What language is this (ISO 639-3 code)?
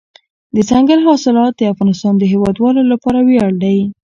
pus